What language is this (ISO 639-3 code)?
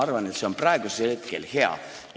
est